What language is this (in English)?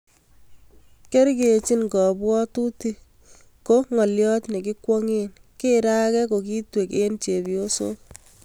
Kalenjin